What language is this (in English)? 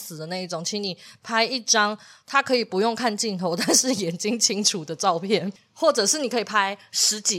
Chinese